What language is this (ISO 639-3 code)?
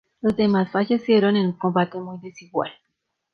spa